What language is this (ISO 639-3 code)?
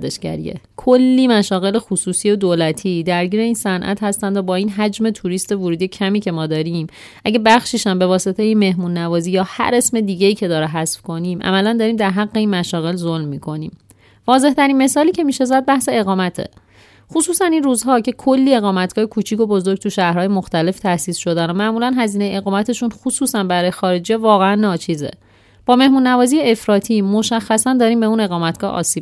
fas